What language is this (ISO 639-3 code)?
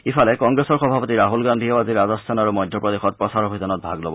asm